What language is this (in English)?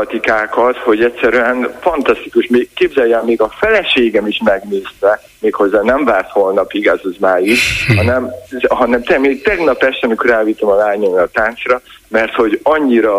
Hungarian